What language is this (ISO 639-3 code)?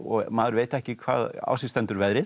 isl